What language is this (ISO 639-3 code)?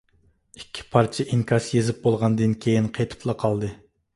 uig